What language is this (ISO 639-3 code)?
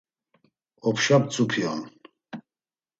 lzz